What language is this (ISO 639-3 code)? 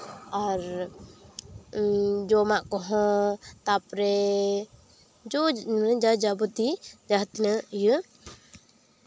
sat